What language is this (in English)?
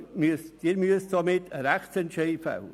Swiss German